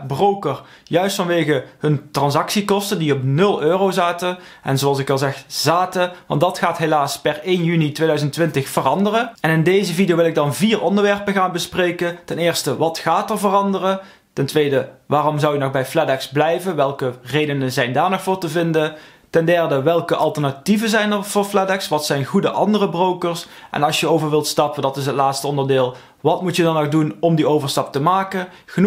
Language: Dutch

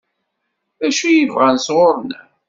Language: Kabyle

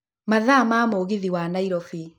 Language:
Kikuyu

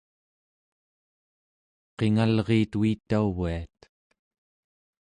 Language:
Central Yupik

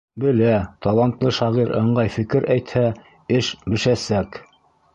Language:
Bashkir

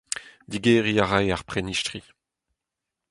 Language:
Breton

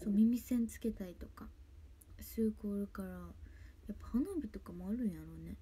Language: Japanese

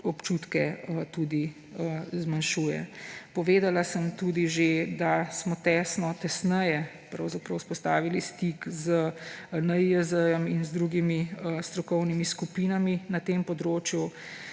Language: Slovenian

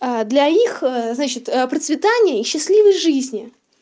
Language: Russian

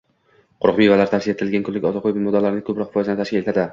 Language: Uzbek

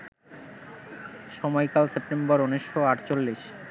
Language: Bangla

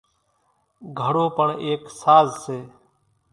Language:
Kachi Koli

